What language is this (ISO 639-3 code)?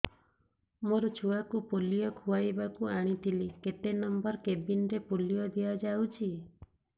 ori